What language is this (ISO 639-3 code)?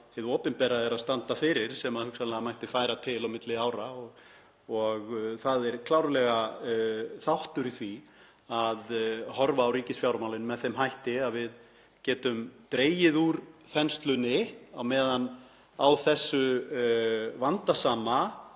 isl